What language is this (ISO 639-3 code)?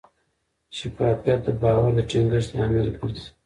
pus